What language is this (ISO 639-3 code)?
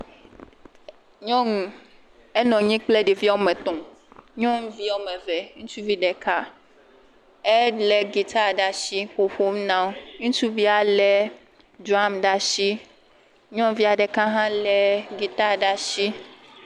ewe